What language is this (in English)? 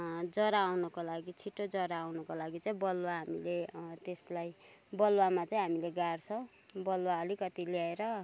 Nepali